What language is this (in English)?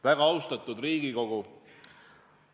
Estonian